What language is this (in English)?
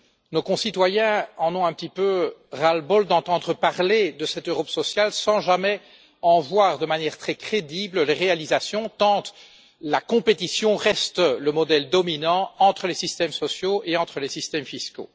French